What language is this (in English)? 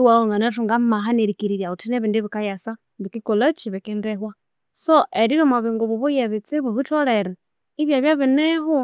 Konzo